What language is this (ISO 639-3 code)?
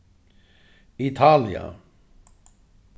fao